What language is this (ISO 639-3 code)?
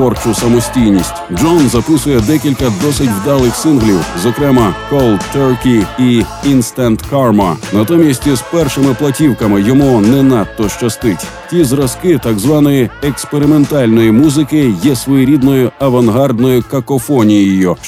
ukr